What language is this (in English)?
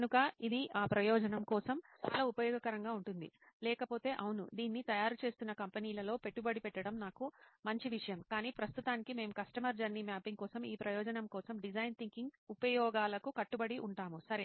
Telugu